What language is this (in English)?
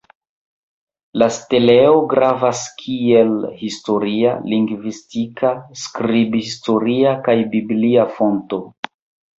Esperanto